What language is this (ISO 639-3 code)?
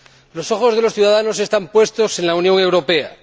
spa